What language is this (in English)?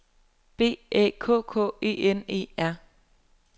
Danish